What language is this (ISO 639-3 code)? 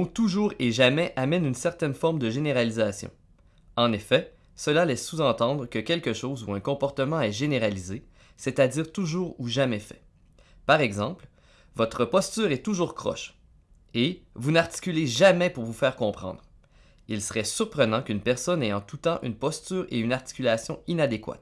fra